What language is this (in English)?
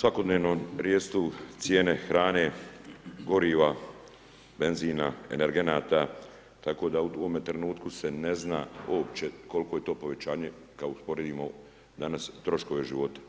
Croatian